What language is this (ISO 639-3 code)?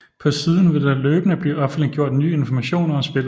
dan